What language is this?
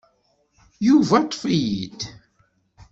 Kabyle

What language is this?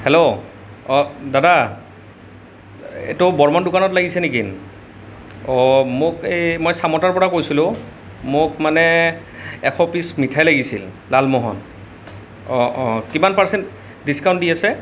Assamese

